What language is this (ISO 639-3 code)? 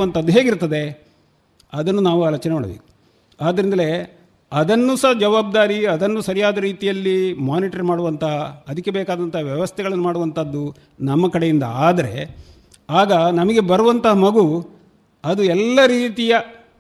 kan